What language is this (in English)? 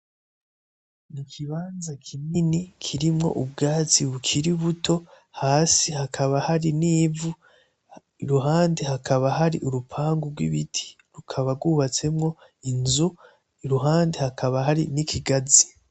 Rundi